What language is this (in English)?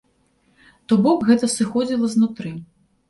Belarusian